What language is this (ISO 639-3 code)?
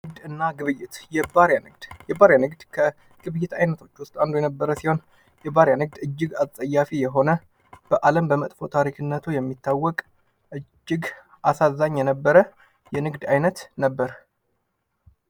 amh